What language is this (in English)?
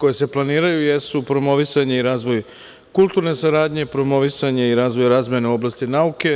Serbian